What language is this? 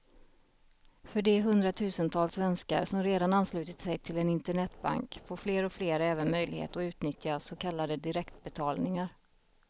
Swedish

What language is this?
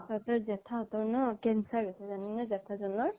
Assamese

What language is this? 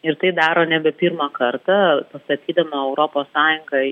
Lithuanian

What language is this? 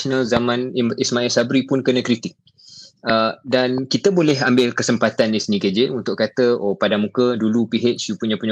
Malay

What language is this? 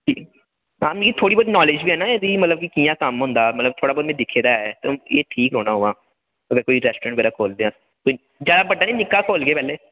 Dogri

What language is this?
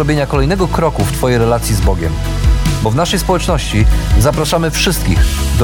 Polish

